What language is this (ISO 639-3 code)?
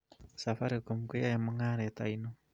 kln